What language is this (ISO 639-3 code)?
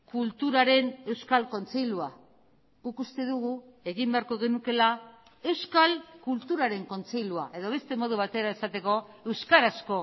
eus